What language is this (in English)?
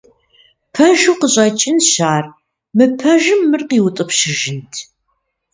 Kabardian